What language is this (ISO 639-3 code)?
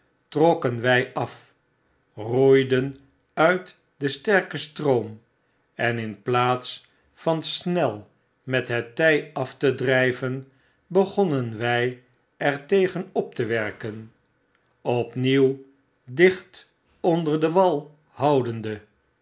nld